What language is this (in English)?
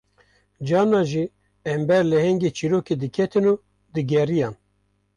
Kurdish